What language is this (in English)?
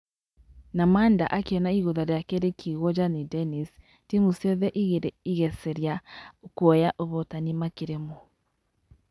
Kikuyu